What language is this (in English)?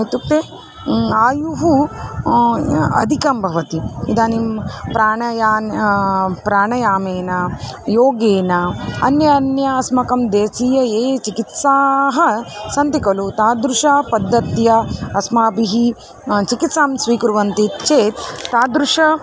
Sanskrit